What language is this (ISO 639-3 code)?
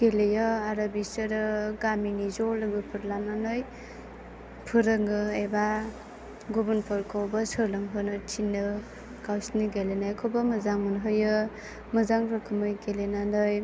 brx